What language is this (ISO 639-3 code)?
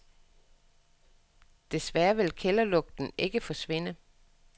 dan